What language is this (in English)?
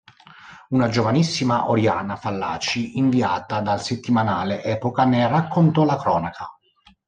Italian